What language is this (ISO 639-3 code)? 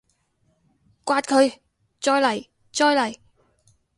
yue